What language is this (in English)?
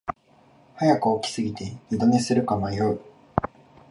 Japanese